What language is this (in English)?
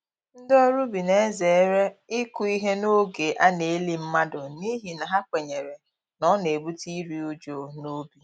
Igbo